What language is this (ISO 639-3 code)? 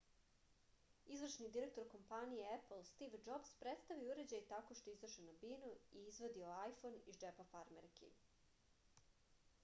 srp